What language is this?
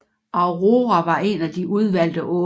Danish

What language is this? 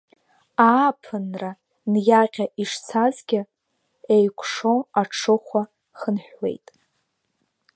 Abkhazian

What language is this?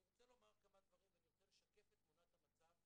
Hebrew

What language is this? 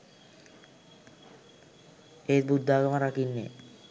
Sinhala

